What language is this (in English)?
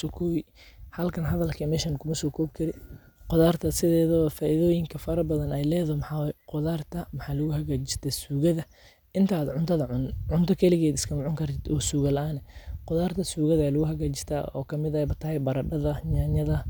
Somali